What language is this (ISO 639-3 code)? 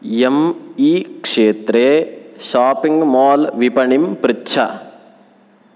san